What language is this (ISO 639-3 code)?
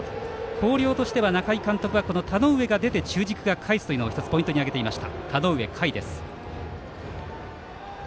jpn